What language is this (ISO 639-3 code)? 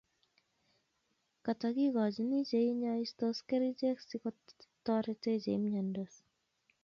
kln